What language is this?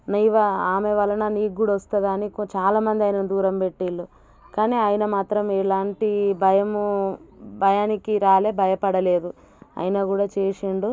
Telugu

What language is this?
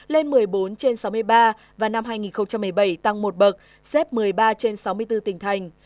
Vietnamese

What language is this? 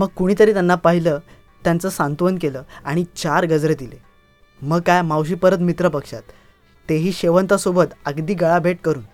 Marathi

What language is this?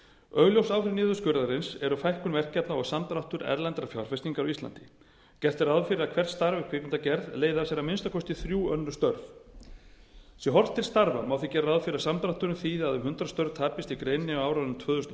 Icelandic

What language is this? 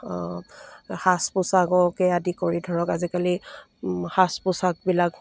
Assamese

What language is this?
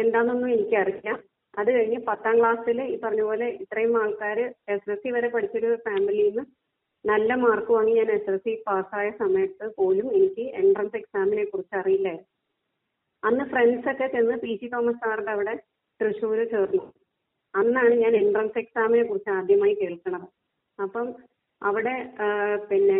Malayalam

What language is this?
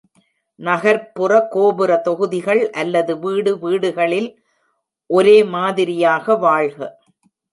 Tamil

